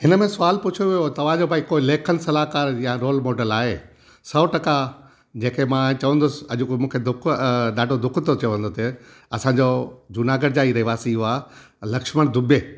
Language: Sindhi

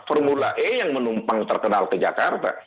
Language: Indonesian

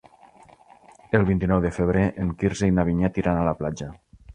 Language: Catalan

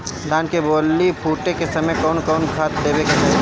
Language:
Bhojpuri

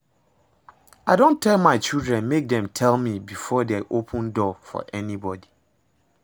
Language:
Nigerian Pidgin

